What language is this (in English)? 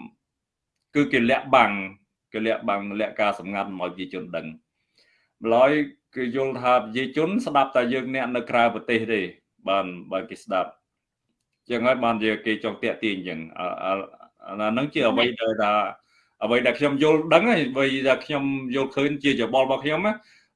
Vietnamese